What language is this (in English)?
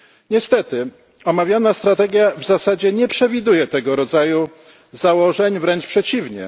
Polish